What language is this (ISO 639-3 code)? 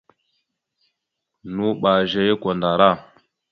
mxu